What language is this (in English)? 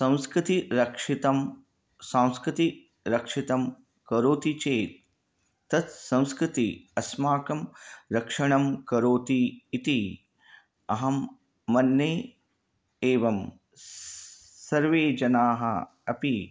Sanskrit